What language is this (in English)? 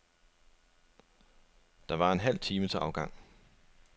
Danish